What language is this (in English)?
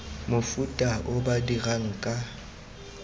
Tswana